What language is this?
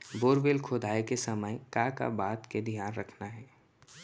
Chhattisgarhi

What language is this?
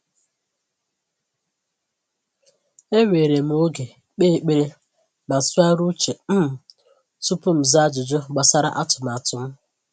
Igbo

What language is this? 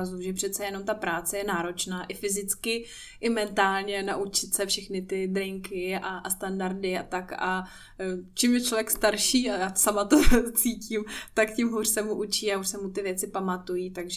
Czech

